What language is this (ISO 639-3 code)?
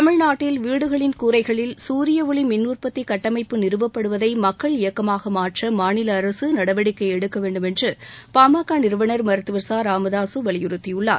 tam